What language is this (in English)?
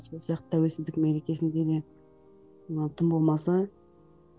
Kazakh